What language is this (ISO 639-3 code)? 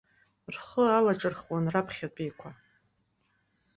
abk